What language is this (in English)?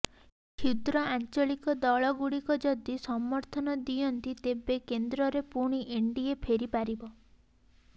Odia